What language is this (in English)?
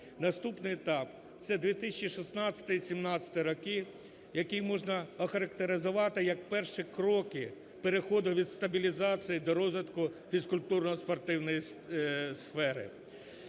Ukrainian